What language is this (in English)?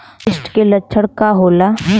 Bhojpuri